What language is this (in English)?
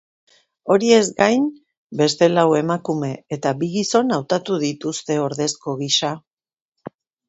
Basque